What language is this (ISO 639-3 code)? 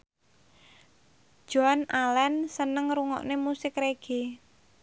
jav